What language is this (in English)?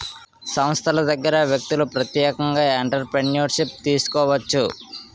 Telugu